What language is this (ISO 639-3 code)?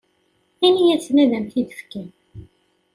kab